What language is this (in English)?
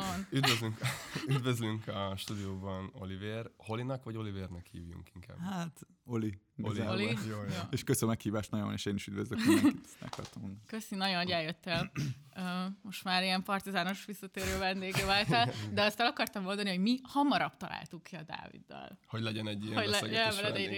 Hungarian